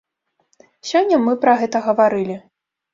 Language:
Belarusian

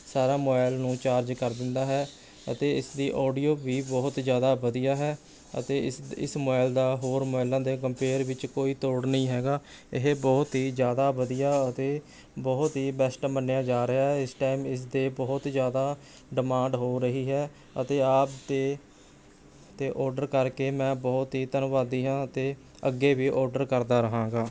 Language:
Punjabi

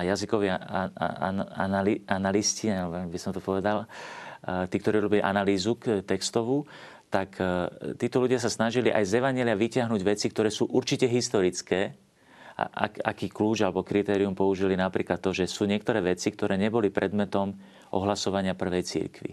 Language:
Slovak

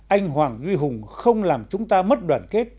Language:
Vietnamese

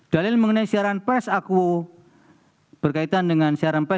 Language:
Indonesian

